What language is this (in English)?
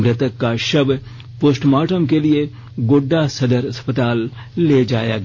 Hindi